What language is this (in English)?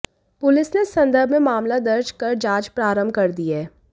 Hindi